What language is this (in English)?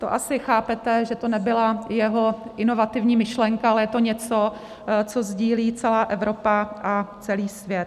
Czech